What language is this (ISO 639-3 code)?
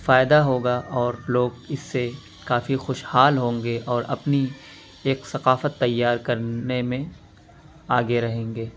urd